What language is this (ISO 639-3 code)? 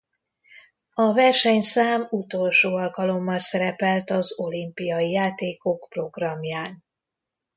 hun